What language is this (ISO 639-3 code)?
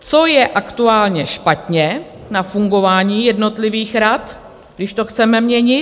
ces